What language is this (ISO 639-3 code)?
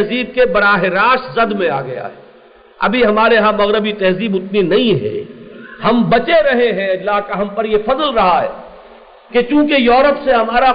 urd